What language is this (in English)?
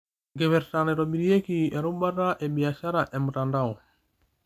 Masai